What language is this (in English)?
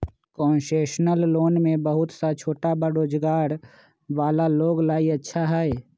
Magahi